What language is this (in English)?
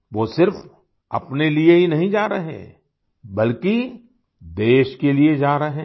Hindi